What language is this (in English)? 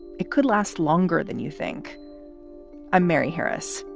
English